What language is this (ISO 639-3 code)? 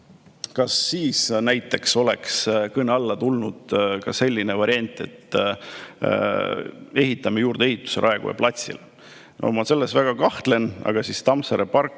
est